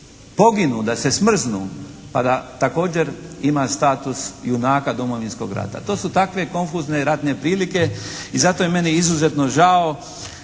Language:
Croatian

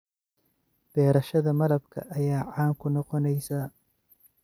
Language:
Somali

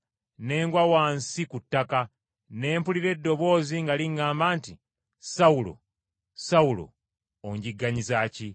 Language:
Ganda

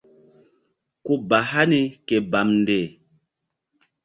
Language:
Mbum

